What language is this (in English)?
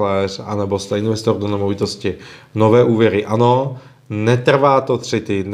Czech